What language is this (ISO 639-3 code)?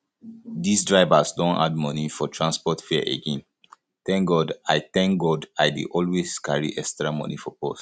pcm